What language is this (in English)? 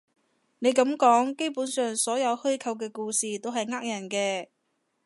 Cantonese